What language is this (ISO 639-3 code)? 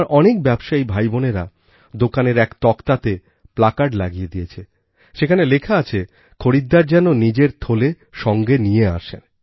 ben